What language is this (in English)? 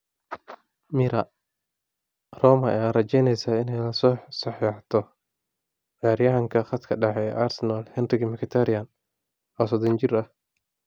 Somali